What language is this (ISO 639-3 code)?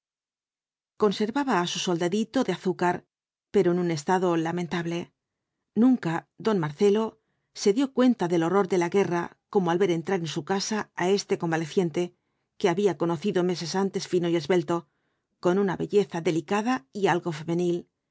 spa